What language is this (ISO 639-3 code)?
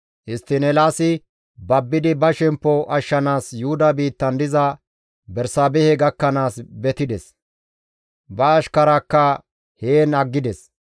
gmv